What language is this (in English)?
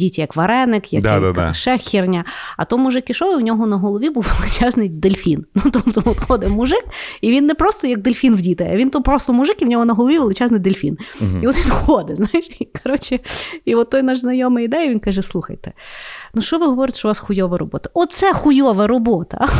Ukrainian